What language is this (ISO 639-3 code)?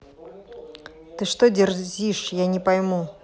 rus